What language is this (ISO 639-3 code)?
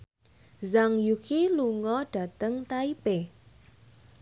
jav